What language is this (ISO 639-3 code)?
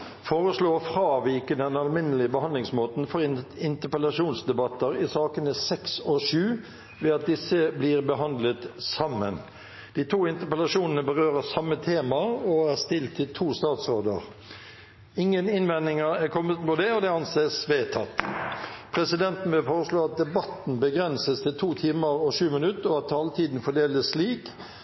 nob